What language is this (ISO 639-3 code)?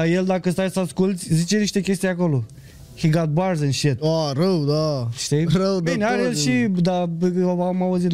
ron